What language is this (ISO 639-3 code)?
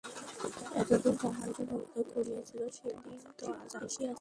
ben